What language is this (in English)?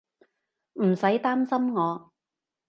Cantonese